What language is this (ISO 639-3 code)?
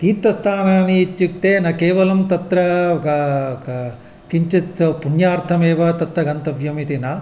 san